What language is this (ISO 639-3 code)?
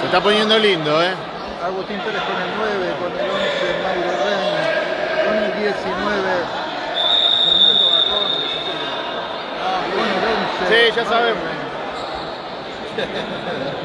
spa